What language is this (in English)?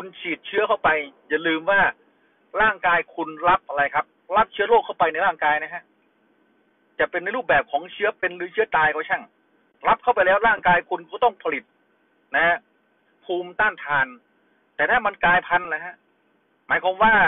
Thai